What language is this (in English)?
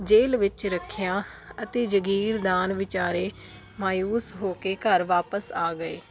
Punjabi